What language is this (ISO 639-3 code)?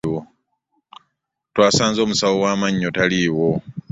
lug